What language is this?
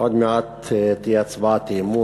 Hebrew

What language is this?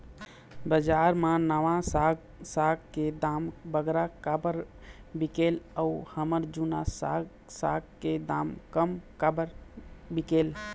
Chhattisgarhi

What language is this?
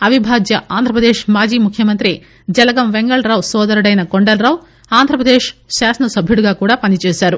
Telugu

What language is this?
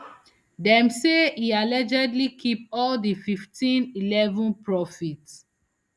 Nigerian Pidgin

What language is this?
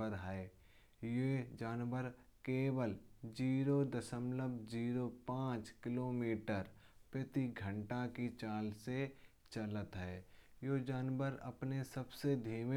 Kanauji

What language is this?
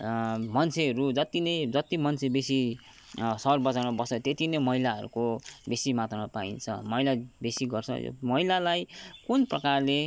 Nepali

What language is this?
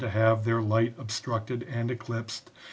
English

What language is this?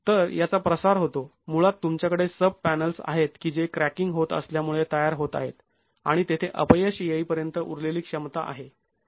Marathi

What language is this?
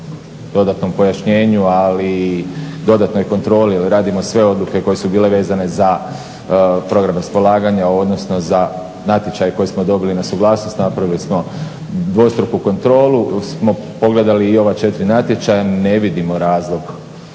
Croatian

